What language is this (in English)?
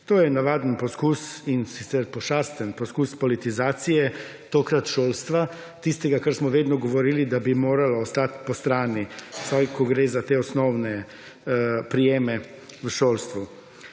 Slovenian